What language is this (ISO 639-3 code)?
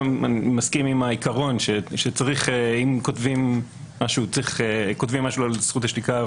heb